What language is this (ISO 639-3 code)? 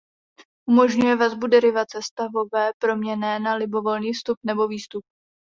ces